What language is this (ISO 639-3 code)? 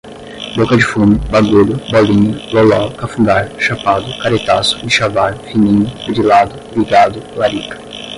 por